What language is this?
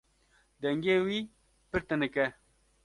Kurdish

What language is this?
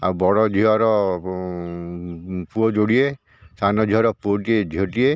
Odia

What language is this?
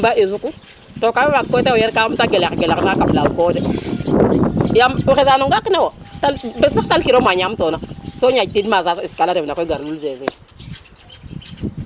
Serer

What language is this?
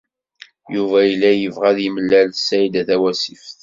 Kabyle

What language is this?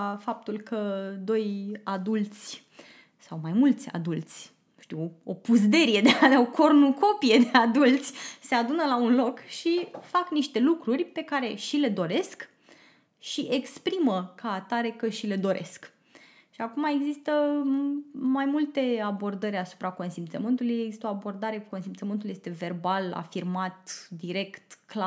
Romanian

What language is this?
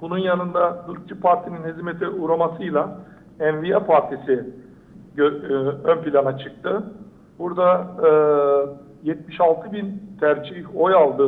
Turkish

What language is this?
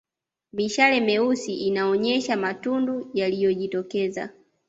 Swahili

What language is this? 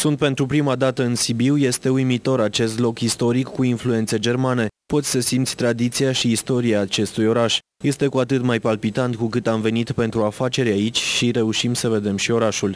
Romanian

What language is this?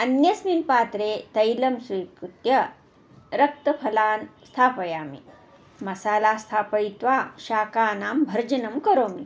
Sanskrit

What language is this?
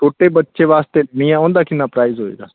Punjabi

